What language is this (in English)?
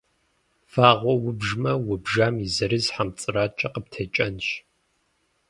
Kabardian